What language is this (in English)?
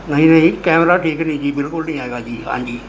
Punjabi